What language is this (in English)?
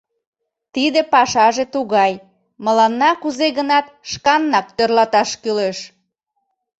Mari